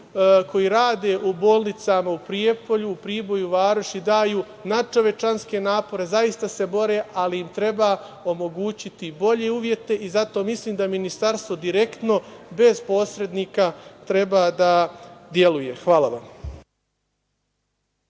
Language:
Serbian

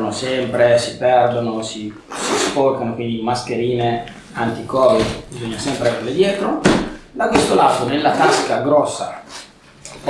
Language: Italian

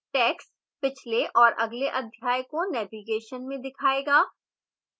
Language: Hindi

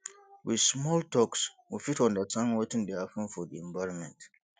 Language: Nigerian Pidgin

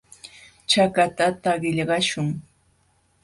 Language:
Jauja Wanca Quechua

